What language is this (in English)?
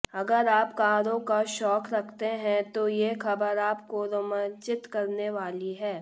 Hindi